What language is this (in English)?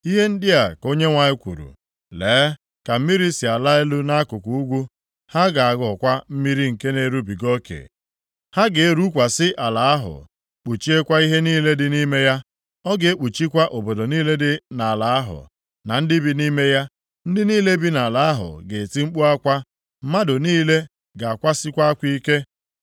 Igbo